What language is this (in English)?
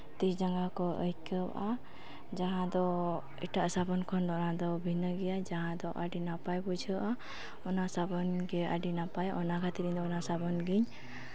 Santali